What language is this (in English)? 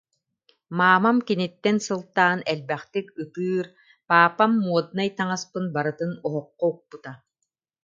Yakut